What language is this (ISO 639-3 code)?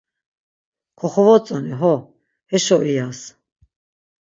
lzz